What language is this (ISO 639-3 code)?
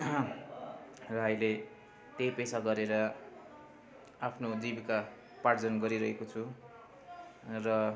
nep